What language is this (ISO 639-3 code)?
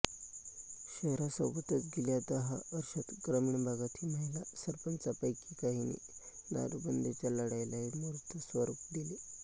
mar